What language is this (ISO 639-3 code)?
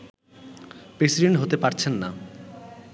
ben